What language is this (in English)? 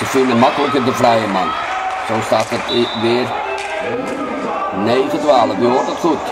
Dutch